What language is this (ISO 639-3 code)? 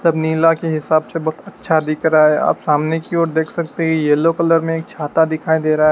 hin